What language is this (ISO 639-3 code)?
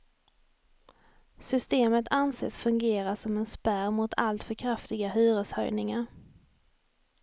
swe